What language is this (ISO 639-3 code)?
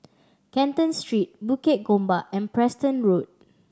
eng